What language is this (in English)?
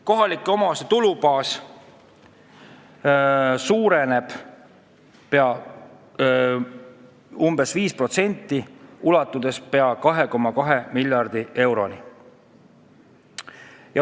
Estonian